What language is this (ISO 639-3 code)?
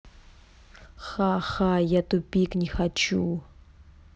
rus